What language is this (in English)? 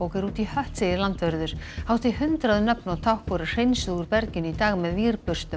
Icelandic